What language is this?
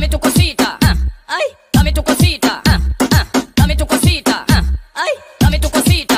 Thai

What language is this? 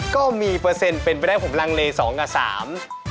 Thai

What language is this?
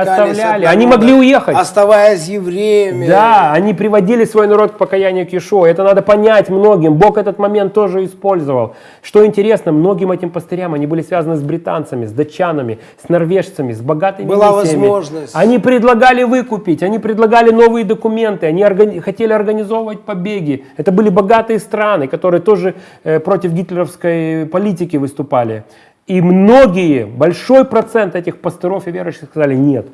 Russian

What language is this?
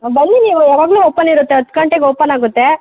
Kannada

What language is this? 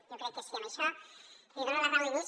Catalan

